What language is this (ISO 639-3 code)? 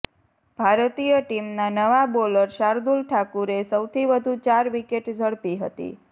guj